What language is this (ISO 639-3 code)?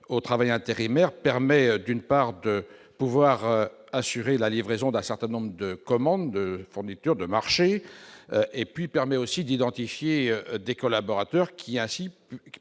fra